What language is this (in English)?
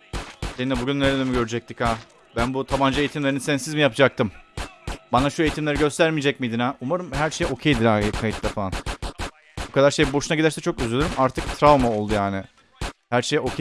Turkish